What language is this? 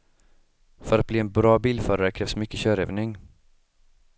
Swedish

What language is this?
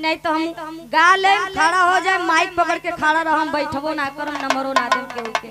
Hindi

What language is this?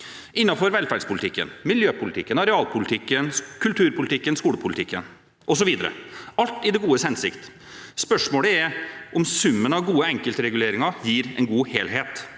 Norwegian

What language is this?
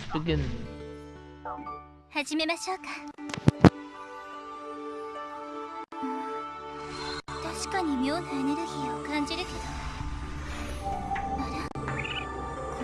German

